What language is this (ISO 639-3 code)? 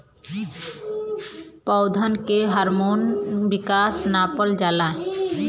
bho